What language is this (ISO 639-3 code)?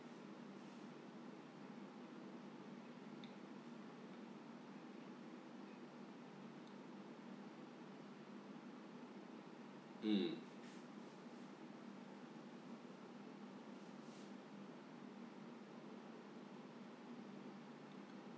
eng